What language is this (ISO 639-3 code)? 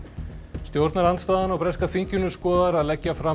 isl